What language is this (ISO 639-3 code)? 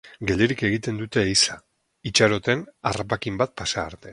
eus